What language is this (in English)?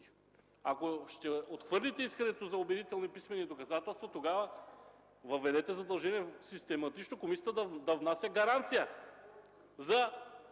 Bulgarian